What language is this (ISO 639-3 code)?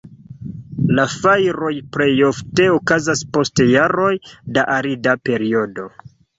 epo